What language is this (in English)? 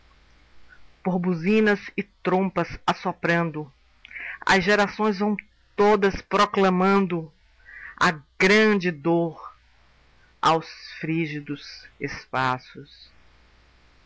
Portuguese